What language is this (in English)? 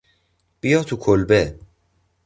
Persian